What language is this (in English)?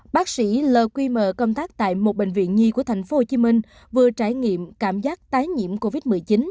Vietnamese